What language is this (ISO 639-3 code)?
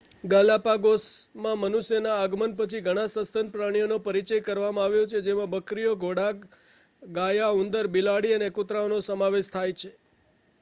guj